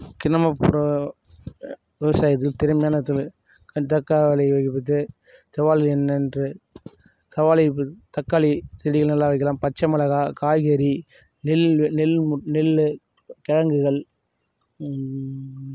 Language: Tamil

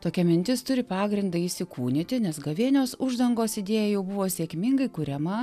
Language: Lithuanian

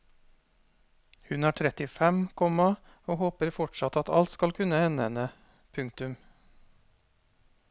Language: Norwegian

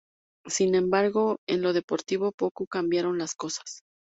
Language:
Spanish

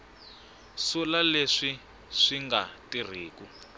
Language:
Tsonga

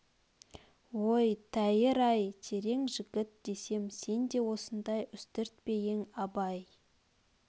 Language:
Kazakh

